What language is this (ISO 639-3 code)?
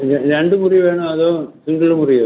mal